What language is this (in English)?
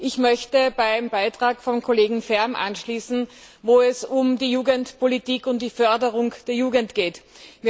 German